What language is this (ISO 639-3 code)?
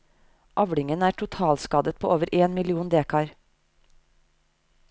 nor